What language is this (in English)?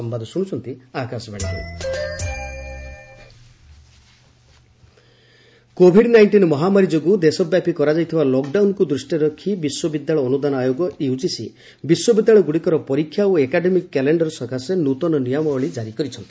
Odia